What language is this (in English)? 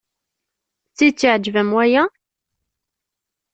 Kabyle